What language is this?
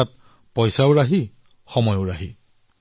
Assamese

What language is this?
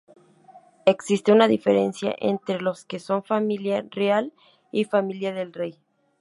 Spanish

